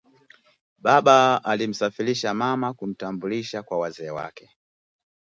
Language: Swahili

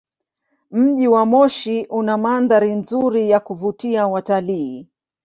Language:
Swahili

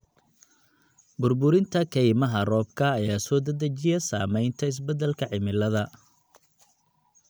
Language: Somali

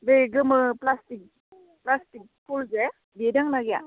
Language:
Bodo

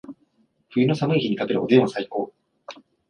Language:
Japanese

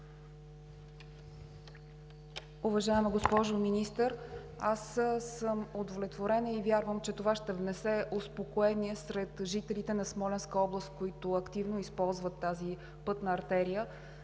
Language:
Bulgarian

